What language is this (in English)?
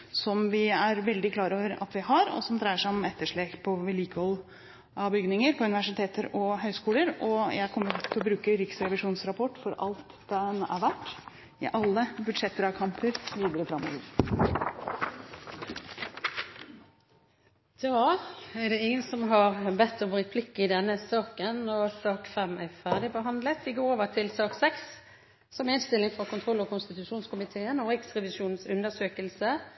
Norwegian Bokmål